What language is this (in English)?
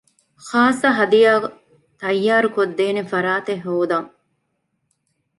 Divehi